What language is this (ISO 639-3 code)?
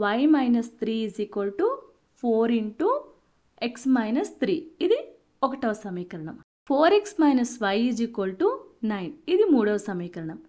tel